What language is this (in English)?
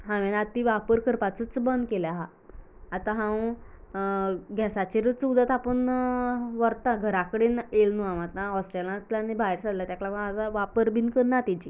Konkani